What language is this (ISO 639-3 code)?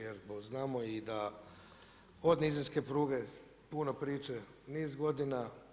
hrv